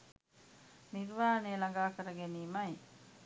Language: Sinhala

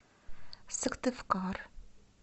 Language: Russian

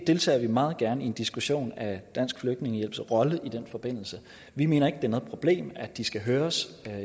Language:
Danish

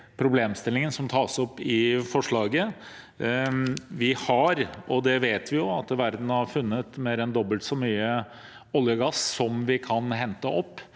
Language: Norwegian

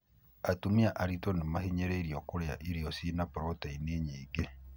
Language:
Kikuyu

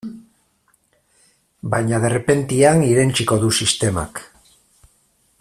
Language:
Basque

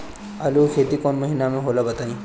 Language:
Bhojpuri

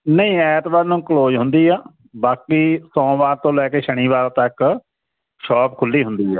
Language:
Punjabi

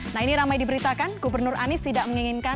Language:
Indonesian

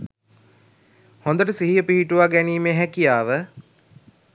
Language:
Sinhala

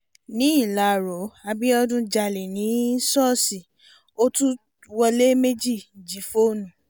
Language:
Yoruba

